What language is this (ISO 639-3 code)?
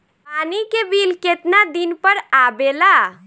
bho